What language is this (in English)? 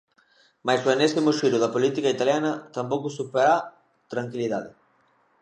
Galician